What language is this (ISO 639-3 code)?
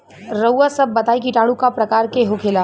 bho